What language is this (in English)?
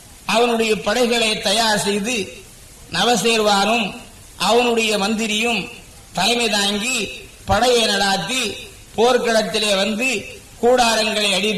Tamil